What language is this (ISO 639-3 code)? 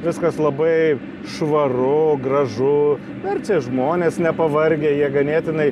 lit